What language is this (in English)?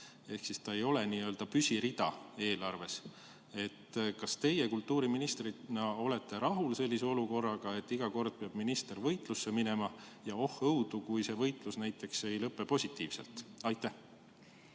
Estonian